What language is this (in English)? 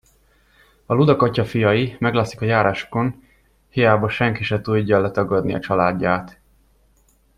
Hungarian